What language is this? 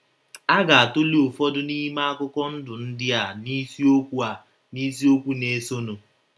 Igbo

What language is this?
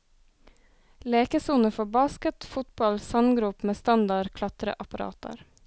Norwegian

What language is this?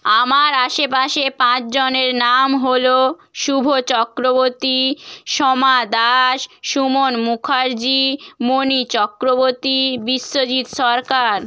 Bangla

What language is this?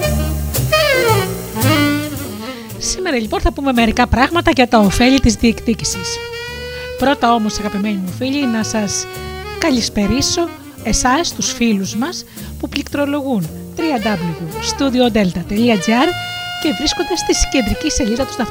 Greek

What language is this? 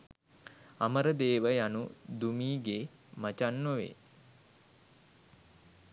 Sinhala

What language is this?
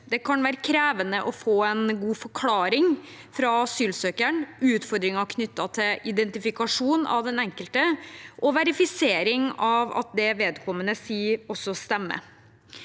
Norwegian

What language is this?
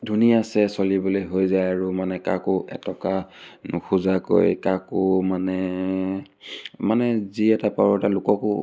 Assamese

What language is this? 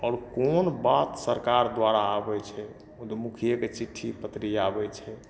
Maithili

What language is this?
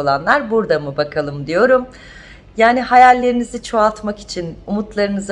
Turkish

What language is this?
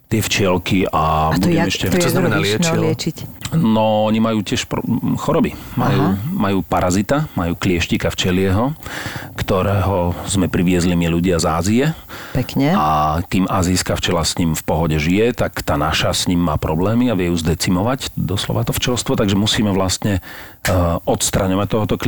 Slovak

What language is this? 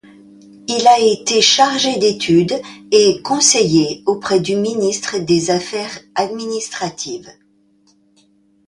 French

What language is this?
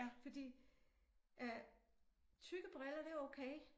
Danish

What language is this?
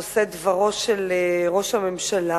Hebrew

